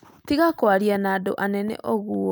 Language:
Kikuyu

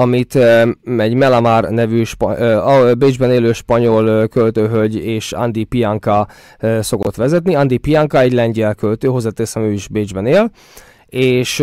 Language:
Hungarian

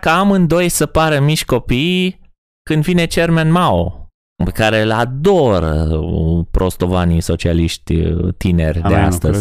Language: Romanian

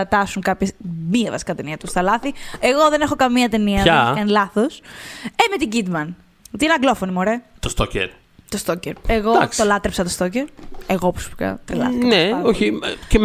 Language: Greek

